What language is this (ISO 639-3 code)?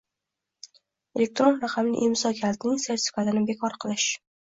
uzb